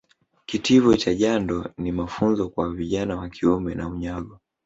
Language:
Swahili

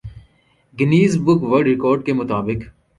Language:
Urdu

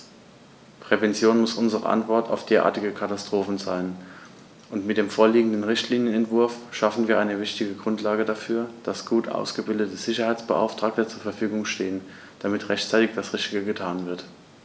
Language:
German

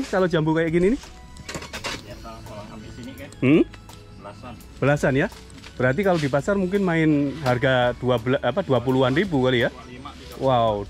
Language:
Indonesian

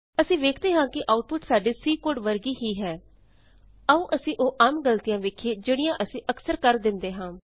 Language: Punjabi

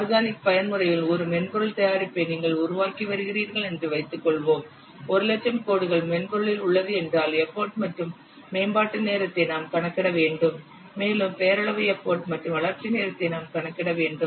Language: Tamil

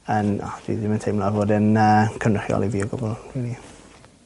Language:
Welsh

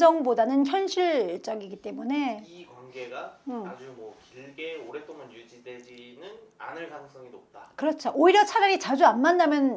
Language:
Korean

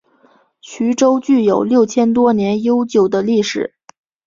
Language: Chinese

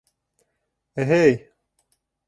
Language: Bashkir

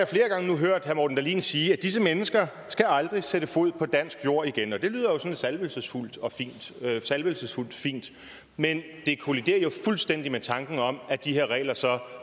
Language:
Danish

